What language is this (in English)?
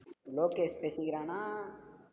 Tamil